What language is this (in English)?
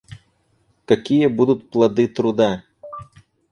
Russian